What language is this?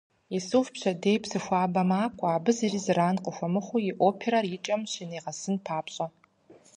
Kabardian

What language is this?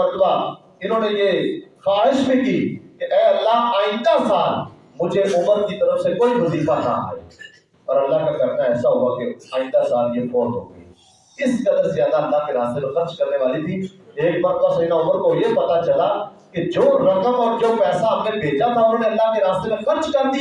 Urdu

